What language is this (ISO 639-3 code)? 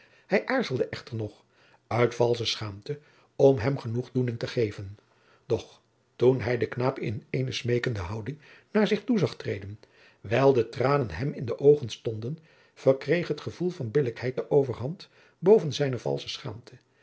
nld